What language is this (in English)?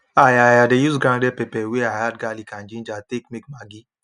Nigerian Pidgin